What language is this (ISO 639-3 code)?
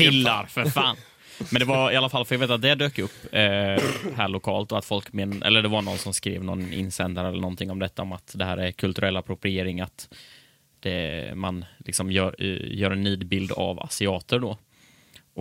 swe